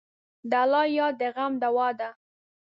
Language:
Pashto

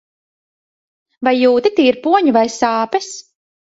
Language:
Latvian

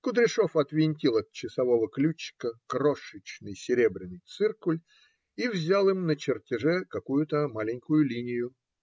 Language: Russian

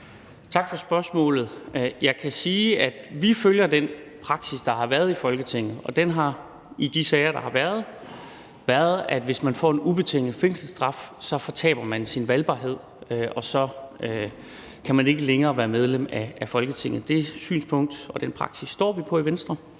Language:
Danish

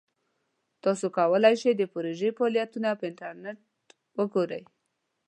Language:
Pashto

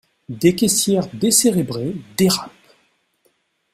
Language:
French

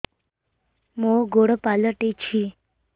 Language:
Odia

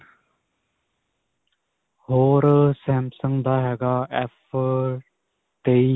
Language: Punjabi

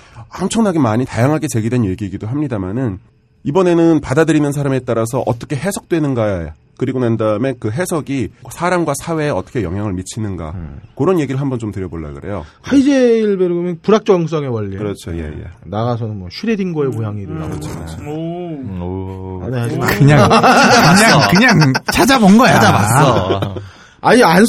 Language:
Korean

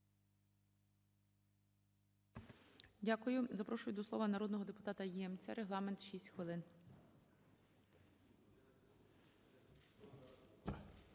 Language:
Ukrainian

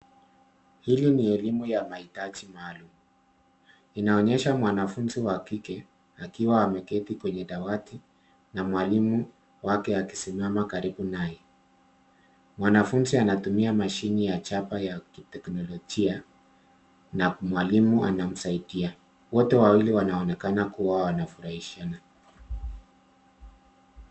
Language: Swahili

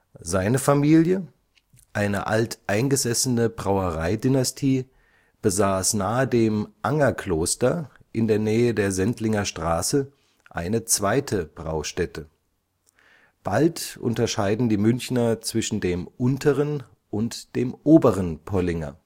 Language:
German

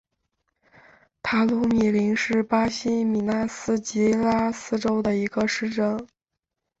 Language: Chinese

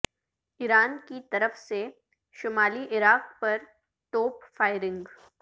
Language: Urdu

